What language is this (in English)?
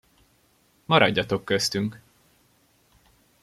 Hungarian